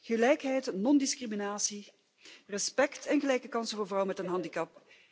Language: Dutch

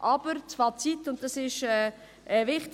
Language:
Swiss German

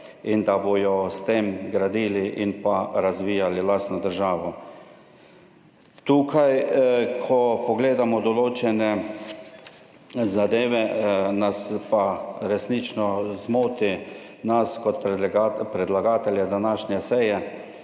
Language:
Slovenian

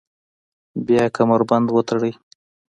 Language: Pashto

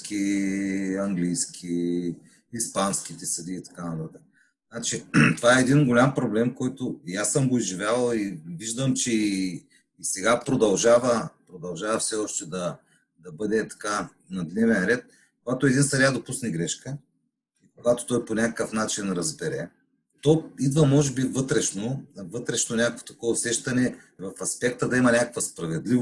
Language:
Bulgarian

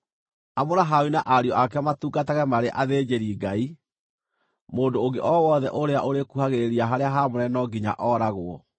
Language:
Kikuyu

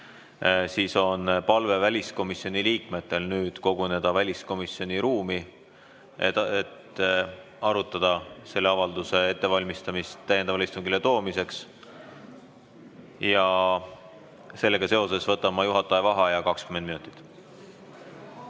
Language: Estonian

